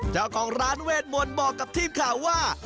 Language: Thai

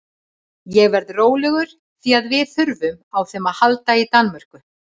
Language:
Icelandic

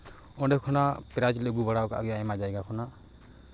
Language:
Santali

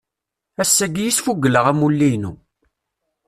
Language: Kabyle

